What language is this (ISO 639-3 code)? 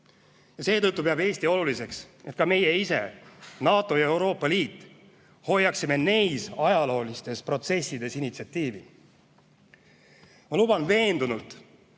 est